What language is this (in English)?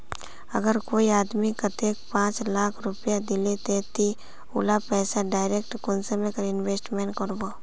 Magahi